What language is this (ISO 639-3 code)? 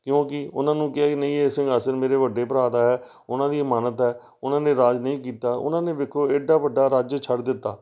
pan